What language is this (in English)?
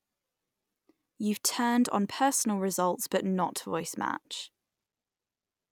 English